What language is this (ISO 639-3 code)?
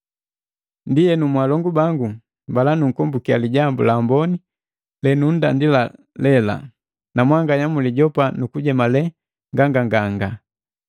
mgv